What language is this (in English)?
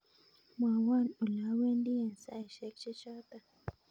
Kalenjin